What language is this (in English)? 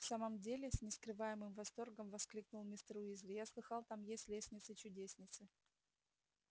Russian